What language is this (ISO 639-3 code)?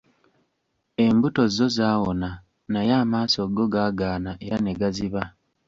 lug